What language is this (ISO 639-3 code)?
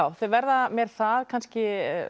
isl